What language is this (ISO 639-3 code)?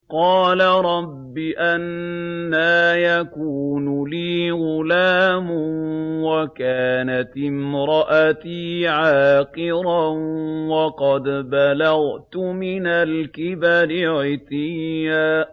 ara